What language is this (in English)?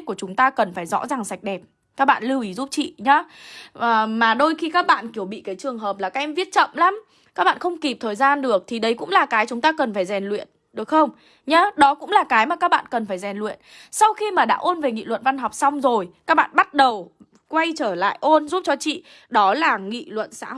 Vietnamese